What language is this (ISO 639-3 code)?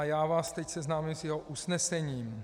ces